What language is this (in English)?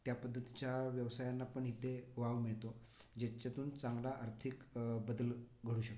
Marathi